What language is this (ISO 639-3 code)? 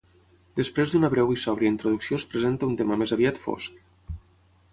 cat